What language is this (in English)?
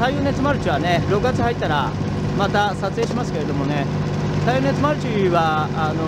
Japanese